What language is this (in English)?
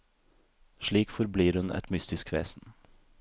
Norwegian